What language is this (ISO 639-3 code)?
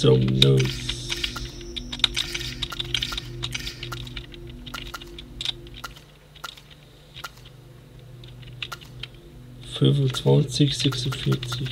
deu